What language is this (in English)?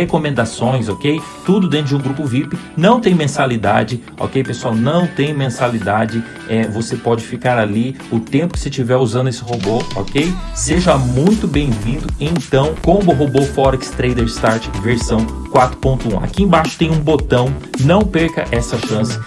Portuguese